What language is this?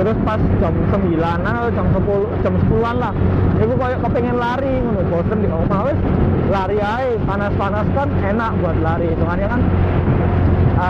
Indonesian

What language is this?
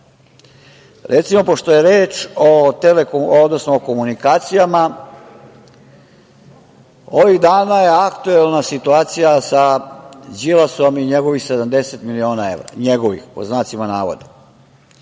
Serbian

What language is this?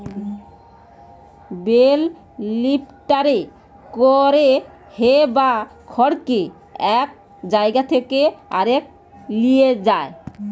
Bangla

